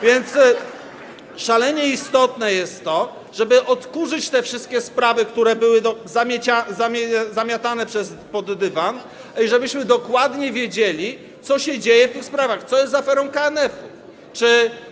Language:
Polish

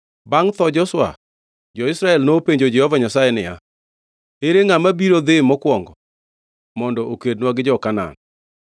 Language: Luo (Kenya and Tanzania)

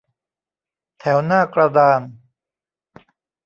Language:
Thai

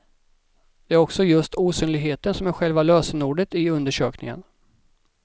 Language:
Swedish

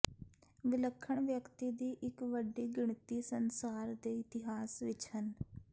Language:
Punjabi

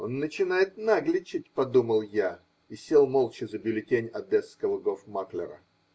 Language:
Russian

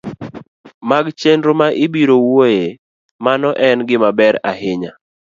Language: Luo (Kenya and Tanzania)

